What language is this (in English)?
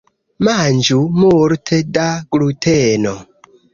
Esperanto